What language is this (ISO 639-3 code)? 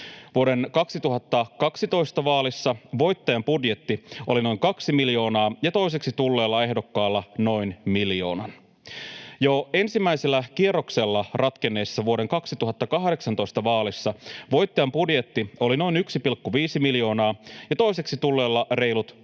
fin